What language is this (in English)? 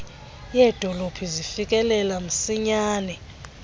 Xhosa